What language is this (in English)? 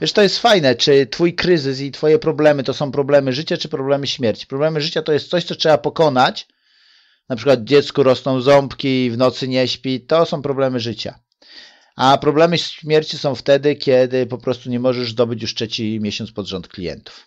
Polish